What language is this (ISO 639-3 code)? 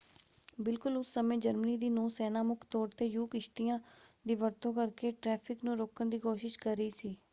pan